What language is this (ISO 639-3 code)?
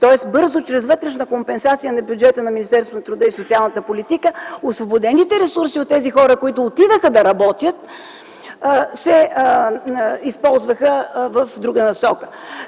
bul